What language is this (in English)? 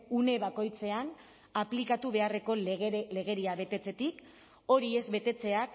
Basque